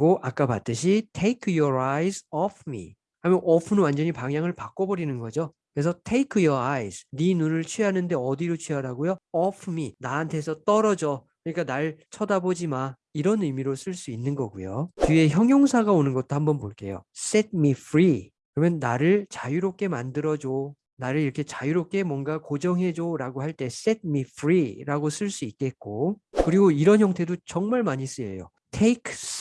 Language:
Korean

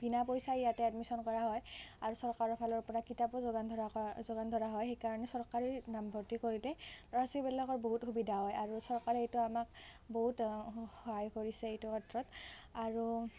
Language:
Assamese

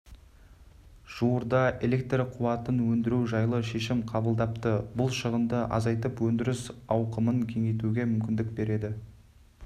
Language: Kazakh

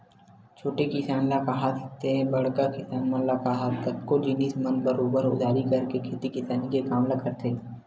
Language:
Chhattisgarhi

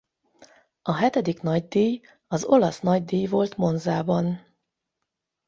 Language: Hungarian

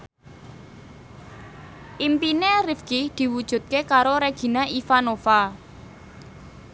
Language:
Javanese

